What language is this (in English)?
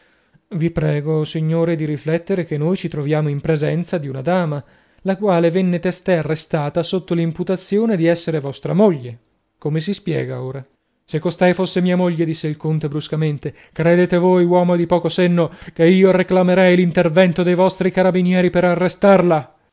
Italian